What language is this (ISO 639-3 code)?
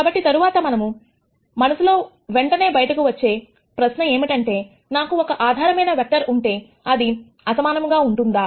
tel